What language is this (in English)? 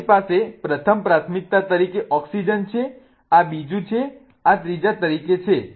Gujarati